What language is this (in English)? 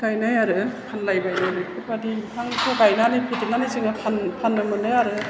Bodo